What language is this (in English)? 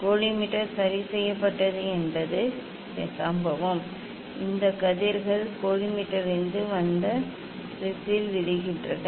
Tamil